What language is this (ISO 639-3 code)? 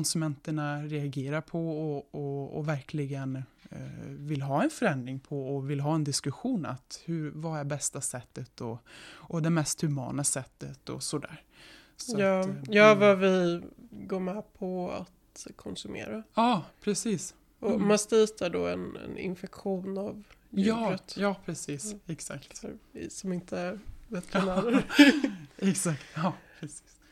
swe